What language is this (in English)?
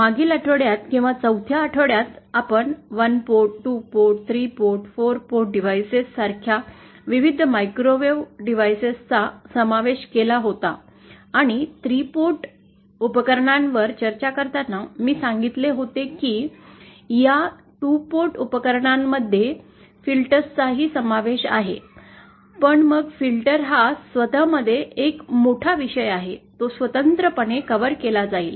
Marathi